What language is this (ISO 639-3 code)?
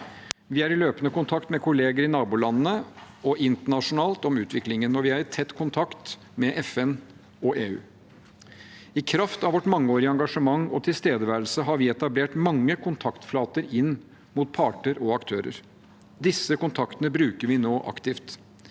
nor